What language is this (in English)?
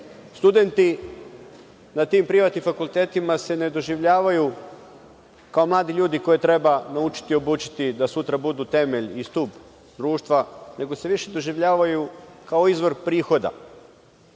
Serbian